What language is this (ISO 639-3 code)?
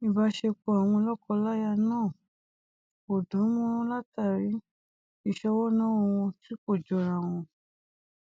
yor